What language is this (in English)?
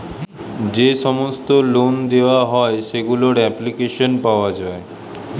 Bangla